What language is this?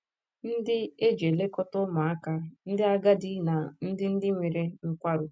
Igbo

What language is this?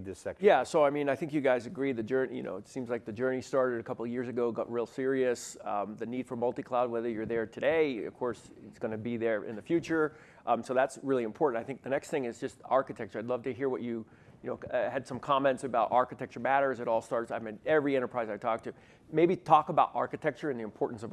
English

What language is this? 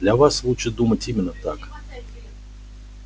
Russian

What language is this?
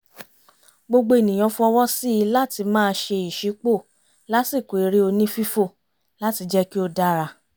Yoruba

